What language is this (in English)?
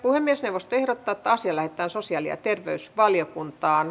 Finnish